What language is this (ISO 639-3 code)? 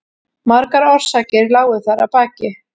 isl